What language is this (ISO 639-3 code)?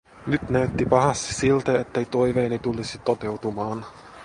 fin